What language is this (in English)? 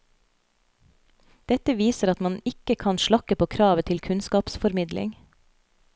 Norwegian